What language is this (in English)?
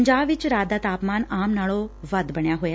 Punjabi